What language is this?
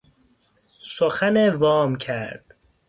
Persian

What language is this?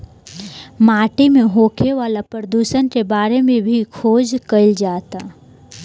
Bhojpuri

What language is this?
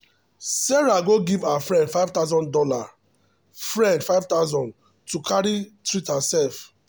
Nigerian Pidgin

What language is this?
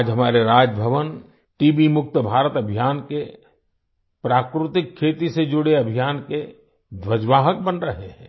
Hindi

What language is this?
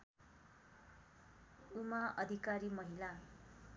Nepali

